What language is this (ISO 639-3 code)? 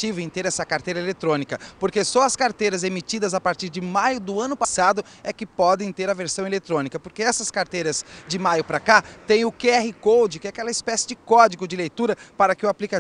por